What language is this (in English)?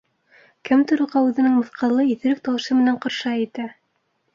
Bashkir